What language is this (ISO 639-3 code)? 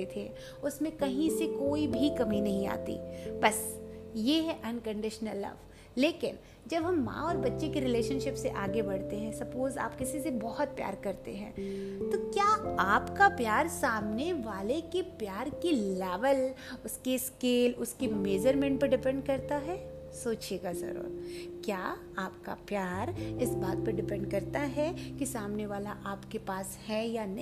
hin